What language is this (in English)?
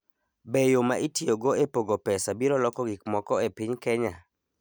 Luo (Kenya and Tanzania)